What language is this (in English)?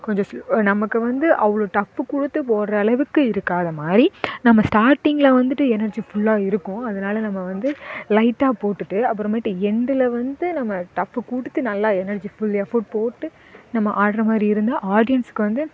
Tamil